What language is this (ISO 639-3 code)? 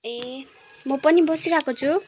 nep